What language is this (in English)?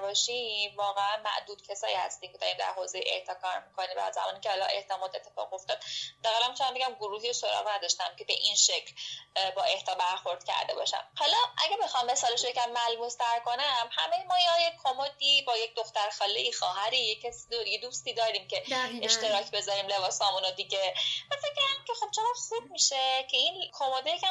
Persian